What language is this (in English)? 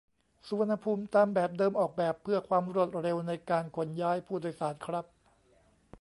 Thai